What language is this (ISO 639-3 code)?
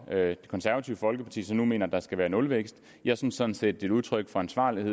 dan